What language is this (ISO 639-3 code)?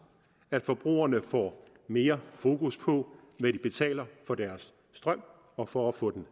dan